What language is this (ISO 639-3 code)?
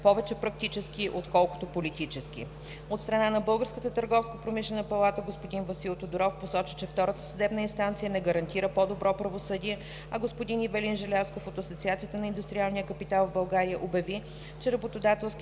bul